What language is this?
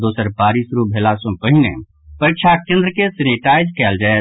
Maithili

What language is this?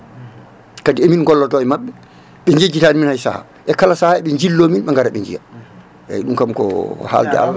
Fula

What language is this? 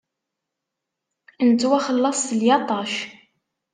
Kabyle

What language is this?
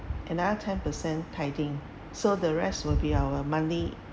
English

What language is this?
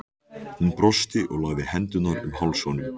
Icelandic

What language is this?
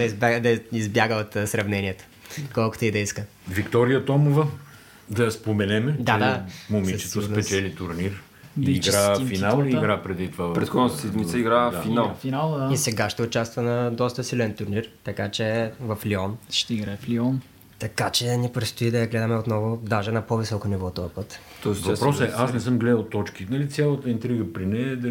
Bulgarian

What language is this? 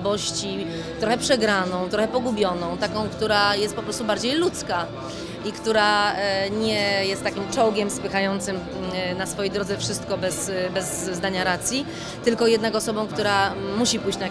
Polish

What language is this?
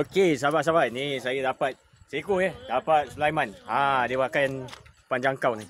Malay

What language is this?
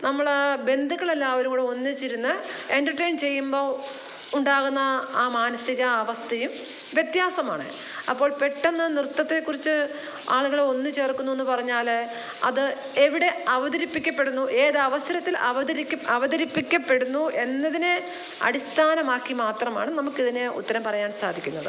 Malayalam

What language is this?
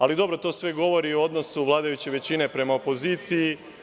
Serbian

